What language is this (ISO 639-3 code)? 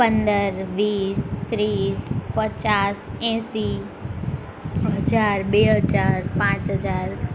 guj